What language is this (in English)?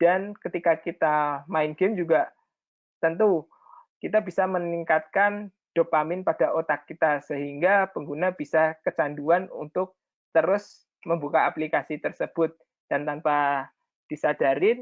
Indonesian